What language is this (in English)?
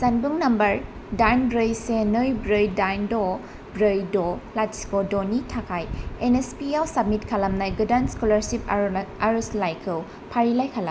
Bodo